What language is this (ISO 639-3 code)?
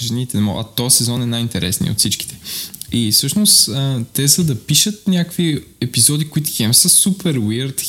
bul